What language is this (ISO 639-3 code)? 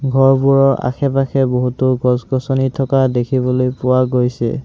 asm